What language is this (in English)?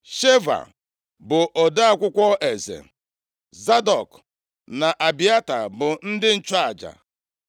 Igbo